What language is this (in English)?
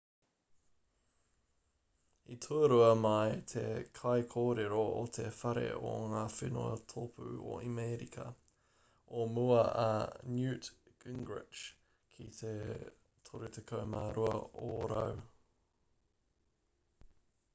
Māori